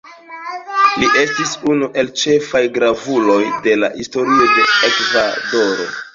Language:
Esperanto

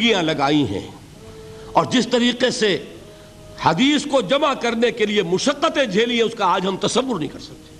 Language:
Urdu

